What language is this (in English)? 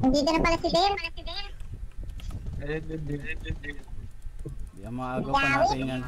Filipino